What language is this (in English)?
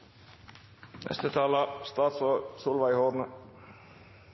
Norwegian Bokmål